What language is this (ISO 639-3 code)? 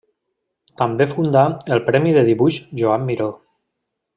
cat